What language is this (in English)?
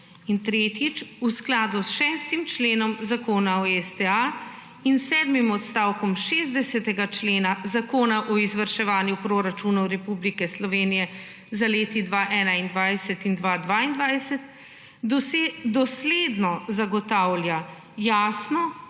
Slovenian